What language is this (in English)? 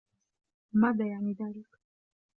Arabic